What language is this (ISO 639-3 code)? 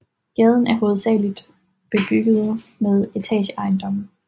dan